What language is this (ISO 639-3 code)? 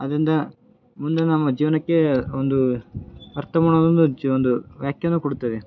kan